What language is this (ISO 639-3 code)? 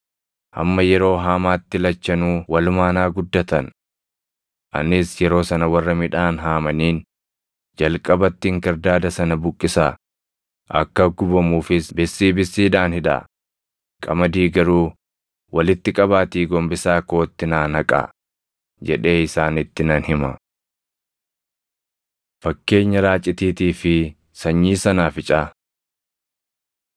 orm